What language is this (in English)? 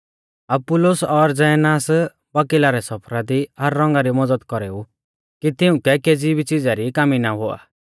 Mahasu Pahari